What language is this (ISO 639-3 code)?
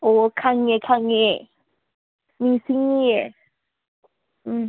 mni